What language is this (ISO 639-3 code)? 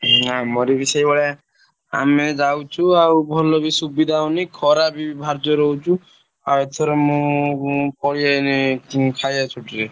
ori